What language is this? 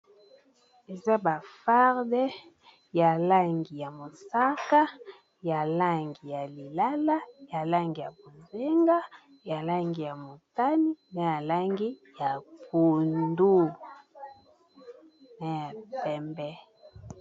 Lingala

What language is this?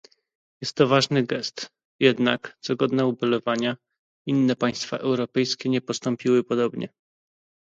Polish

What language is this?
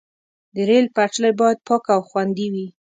Pashto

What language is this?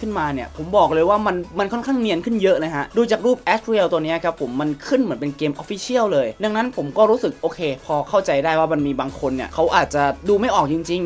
Thai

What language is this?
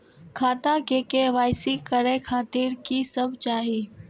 Maithili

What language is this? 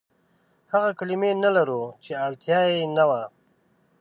Pashto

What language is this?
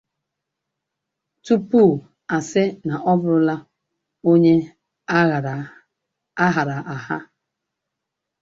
Igbo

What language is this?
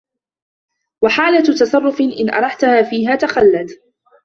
Arabic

